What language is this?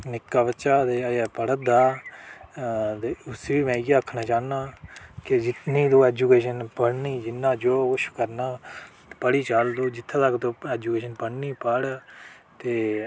Dogri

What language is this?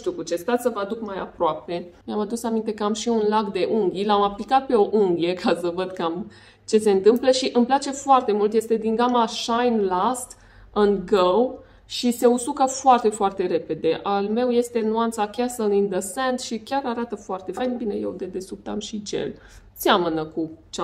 Romanian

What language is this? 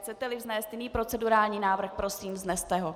Czech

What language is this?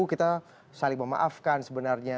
Indonesian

